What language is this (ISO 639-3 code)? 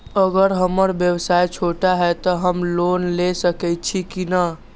mag